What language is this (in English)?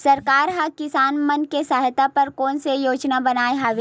Chhattisgarhi